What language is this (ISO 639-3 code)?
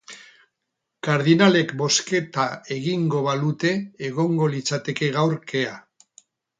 eus